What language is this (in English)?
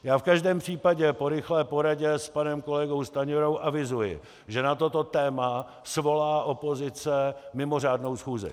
Czech